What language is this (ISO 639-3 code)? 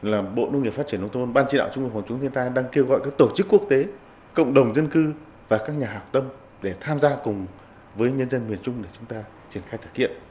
vie